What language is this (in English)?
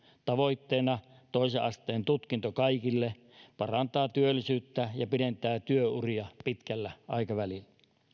Finnish